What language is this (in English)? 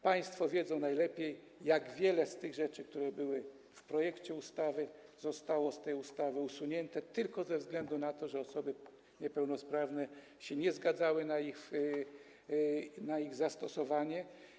Polish